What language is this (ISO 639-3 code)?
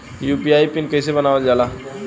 bho